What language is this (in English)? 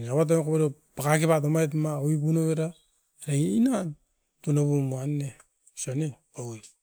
Askopan